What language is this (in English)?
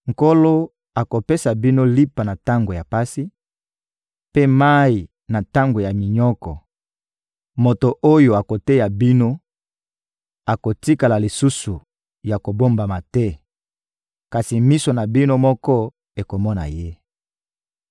Lingala